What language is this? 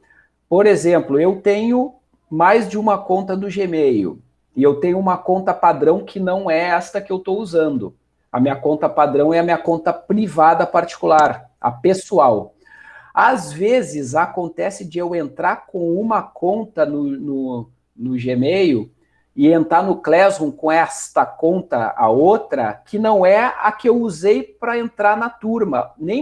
Portuguese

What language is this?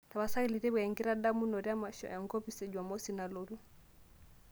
Masai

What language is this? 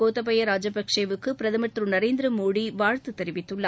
Tamil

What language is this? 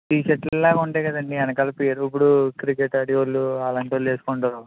Telugu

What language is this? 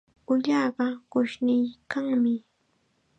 Chiquián Ancash Quechua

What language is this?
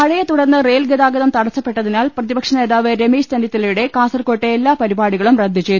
Malayalam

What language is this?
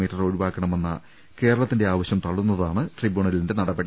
Malayalam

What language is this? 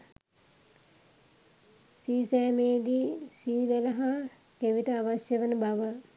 Sinhala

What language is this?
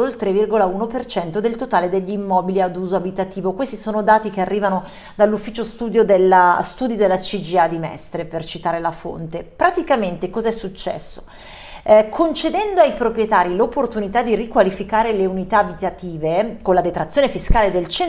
Italian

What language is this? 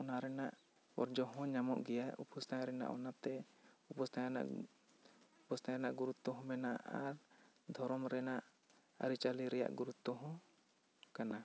Santali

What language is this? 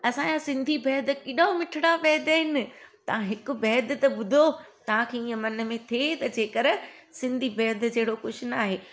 Sindhi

